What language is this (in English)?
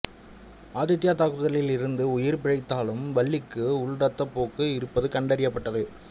Tamil